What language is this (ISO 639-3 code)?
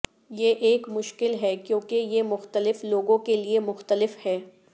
urd